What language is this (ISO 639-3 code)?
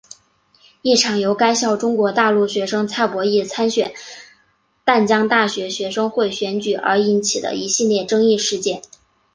zho